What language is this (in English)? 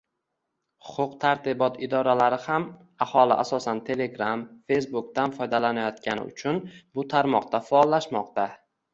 Uzbek